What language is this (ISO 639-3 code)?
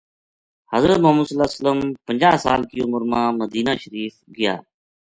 gju